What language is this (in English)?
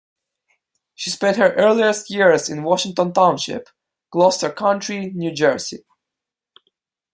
English